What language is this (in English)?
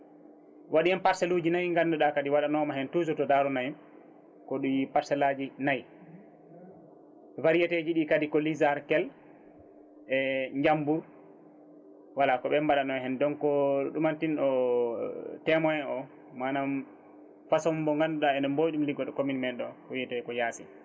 Fula